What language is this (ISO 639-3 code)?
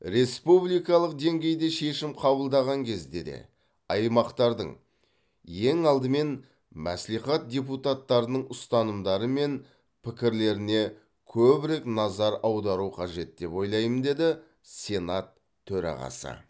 kaz